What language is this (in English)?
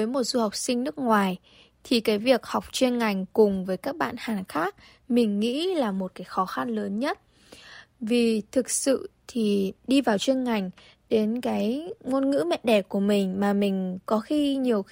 Vietnamese